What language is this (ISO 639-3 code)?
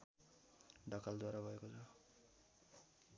nep